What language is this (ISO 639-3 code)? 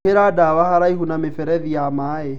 kik